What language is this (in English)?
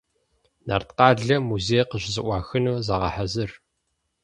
Kabardian